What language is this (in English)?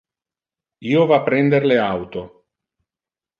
Interlingua